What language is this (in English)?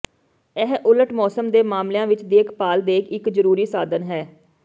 Punjabi